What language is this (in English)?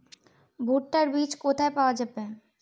Bangla